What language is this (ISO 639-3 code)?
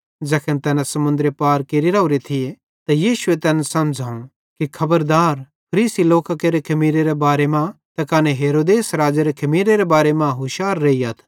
bhd